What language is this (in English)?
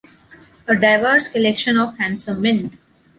English